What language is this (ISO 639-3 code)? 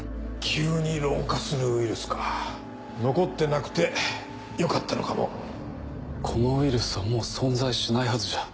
jpn